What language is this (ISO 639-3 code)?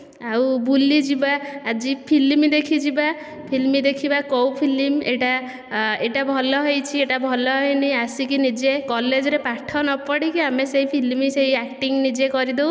ori